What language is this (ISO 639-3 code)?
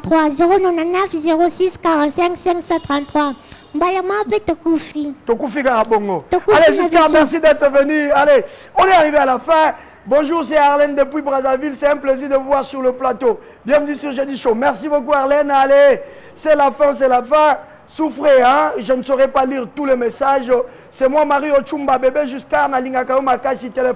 fra